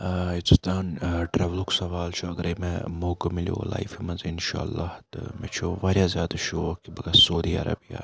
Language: Kashmiri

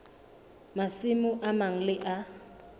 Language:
Southern Sotho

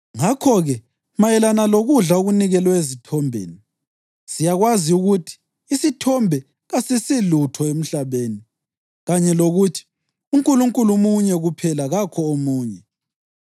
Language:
North Ndebele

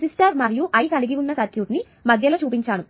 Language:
Telugu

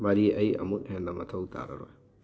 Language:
Manipuri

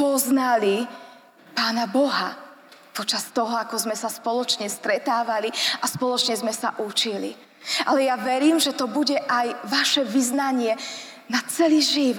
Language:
Slovak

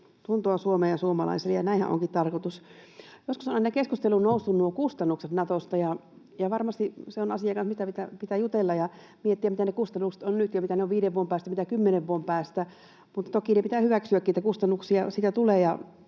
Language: Finnish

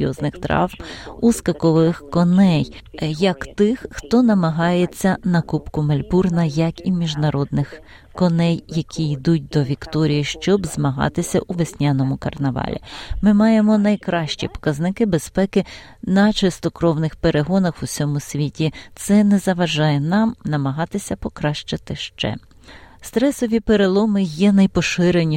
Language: Ukrainian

